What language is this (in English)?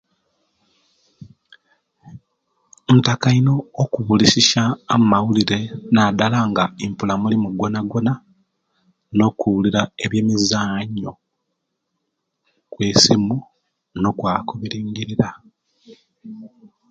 Kenyi